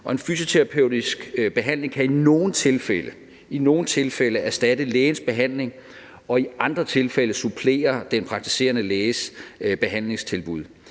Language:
Danish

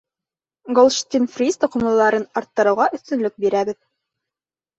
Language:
Bashkir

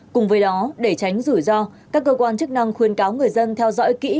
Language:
Vietnamese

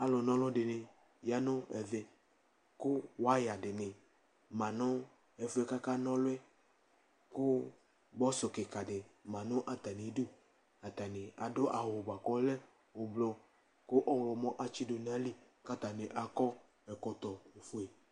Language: Ikposo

